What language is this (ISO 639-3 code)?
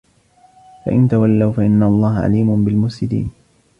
ara